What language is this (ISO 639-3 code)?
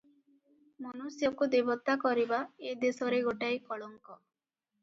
ori